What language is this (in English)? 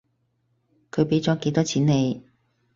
Cantonese